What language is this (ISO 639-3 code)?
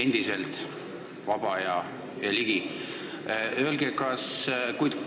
est